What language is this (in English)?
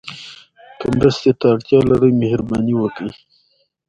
Pashto